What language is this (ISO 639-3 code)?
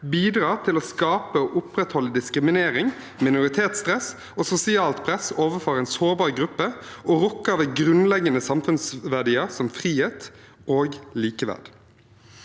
nor